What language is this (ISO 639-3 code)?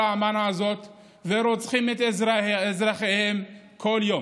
heb